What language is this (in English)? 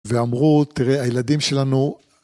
Hebrew